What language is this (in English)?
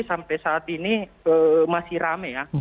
Indonesian